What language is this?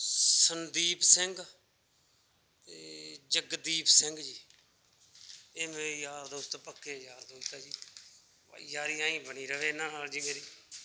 Punjabi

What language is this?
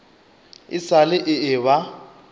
Northern Sotho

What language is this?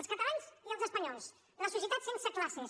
Catalan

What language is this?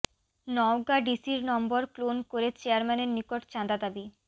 Bangla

